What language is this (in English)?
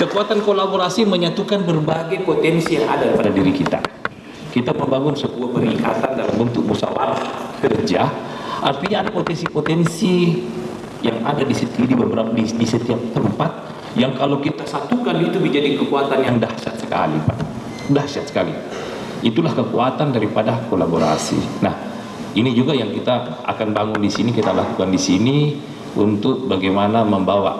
Indonesian